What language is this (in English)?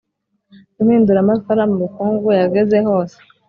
Kinyarwanda